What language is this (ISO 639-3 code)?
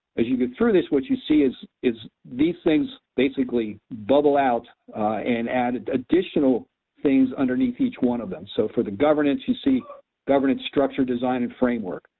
eng